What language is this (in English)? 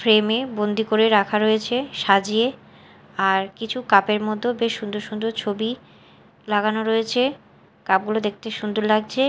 Bangla